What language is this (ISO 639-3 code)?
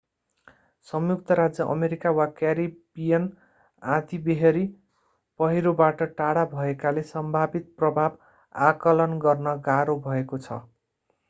nep